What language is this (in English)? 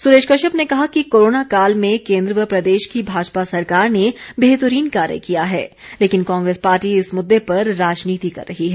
Hindi